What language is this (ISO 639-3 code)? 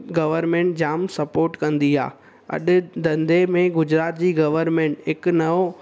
snd